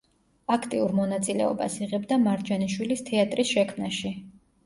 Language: Georgian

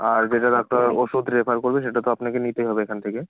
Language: Bangla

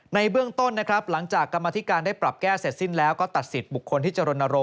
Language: Thai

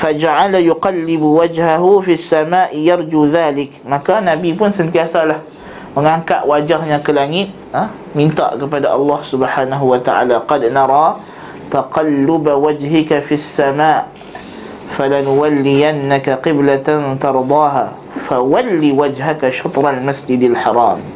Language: Malay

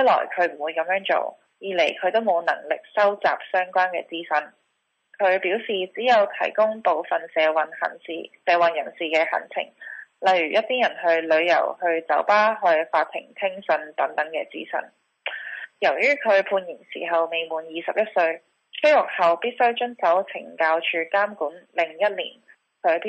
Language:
Chinese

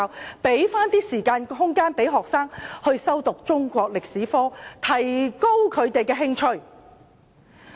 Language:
Cantonese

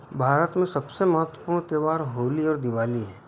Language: Hindi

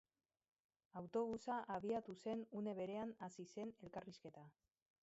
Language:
Basque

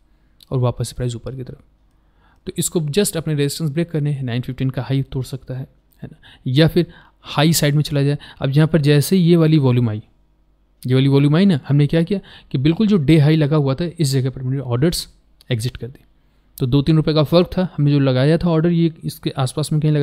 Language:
Hindi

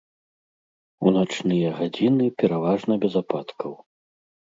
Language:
Belarusian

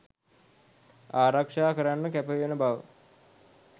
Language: Sinhala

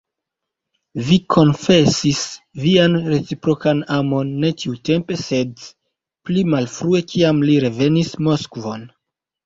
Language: Esperanto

